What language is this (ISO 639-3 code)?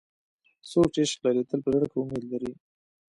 pus